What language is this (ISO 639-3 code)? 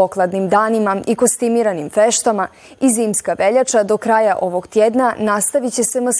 hrv